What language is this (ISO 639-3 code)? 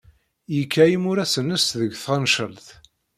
kab